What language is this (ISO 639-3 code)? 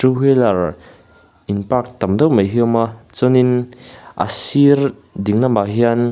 lus